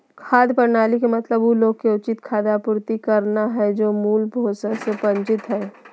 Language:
Magahi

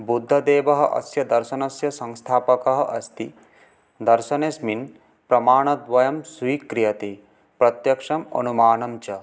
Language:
Sanskrit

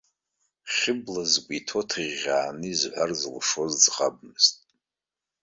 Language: Abkhazian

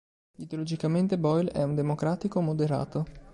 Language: Italian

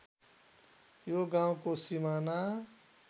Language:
Nepali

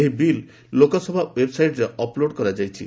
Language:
Odia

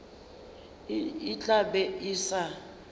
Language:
Northern Sotho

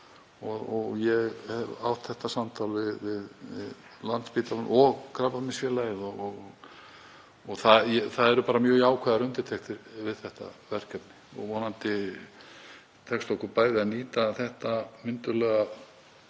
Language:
Icelandic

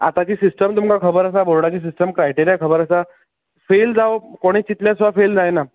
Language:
Konkani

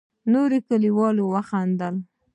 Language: Pashto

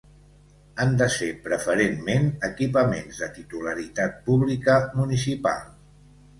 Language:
Catalan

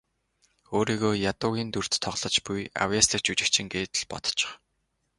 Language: Mongolian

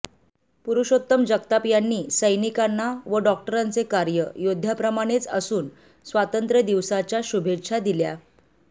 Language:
Marathi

